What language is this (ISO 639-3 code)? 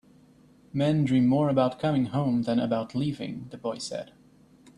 eng